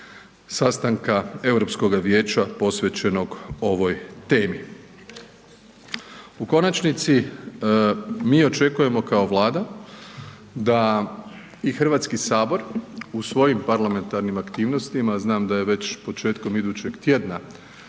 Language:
Croatian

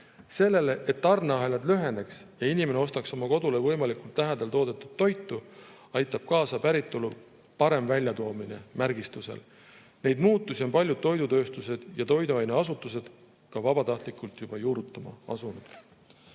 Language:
Estonian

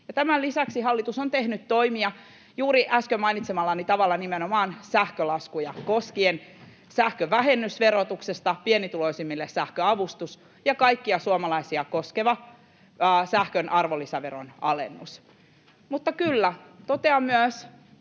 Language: Finnish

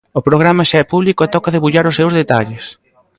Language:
Galician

